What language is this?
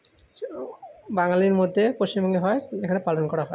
Bangla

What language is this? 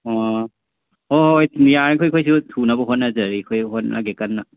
Manipuri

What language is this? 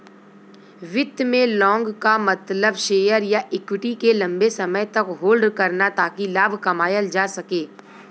Bhojpuri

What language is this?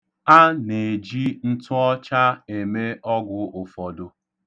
Igbo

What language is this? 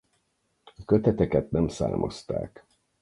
Hungarian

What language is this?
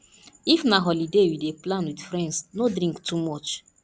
Nigerian Pidgin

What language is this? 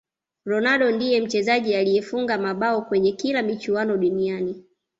Swahili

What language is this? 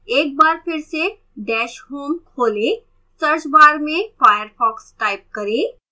Hindi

